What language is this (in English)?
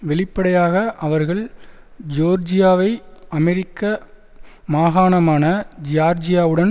Tamil